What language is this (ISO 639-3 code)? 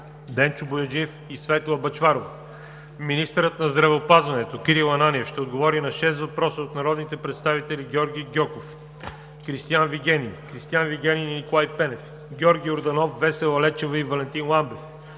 bul